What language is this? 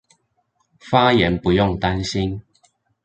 Chinese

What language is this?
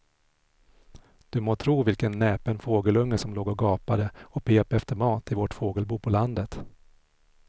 Swedish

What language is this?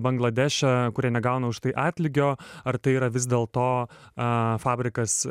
Lithuanian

